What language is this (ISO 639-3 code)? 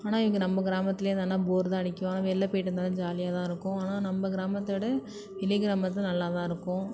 tam